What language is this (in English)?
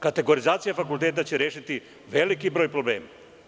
Serbian